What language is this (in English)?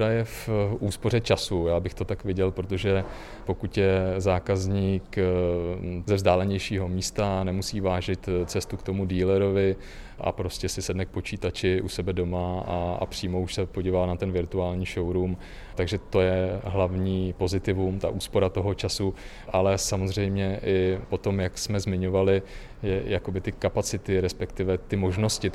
Czech